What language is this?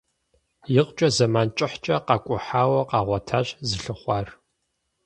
Kabardian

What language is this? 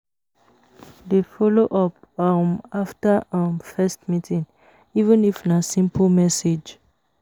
Nigerian Pidgin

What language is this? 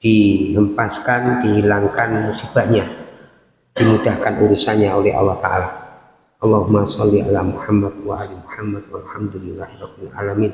Indonesian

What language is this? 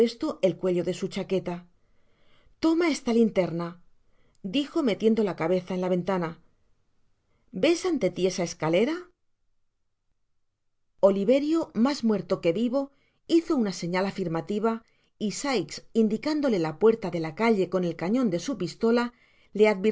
Spanish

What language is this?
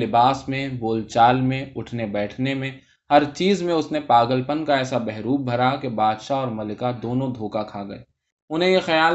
Urdu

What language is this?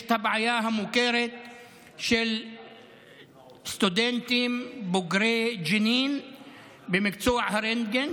Hebrew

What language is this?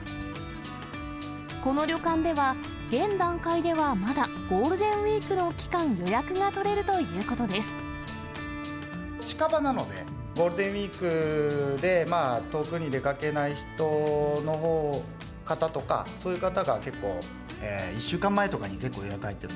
Japanese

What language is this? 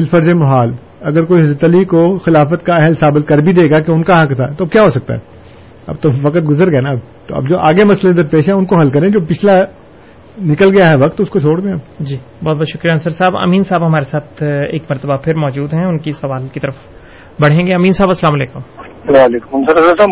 Urdu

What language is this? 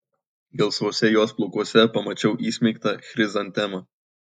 Lithuanian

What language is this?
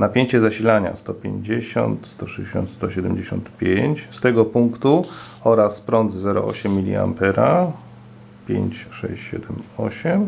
Polish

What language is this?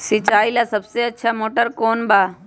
Magahi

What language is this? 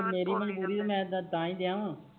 Punjabi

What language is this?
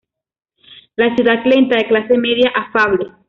Spanish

